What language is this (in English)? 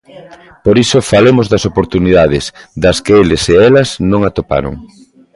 Galician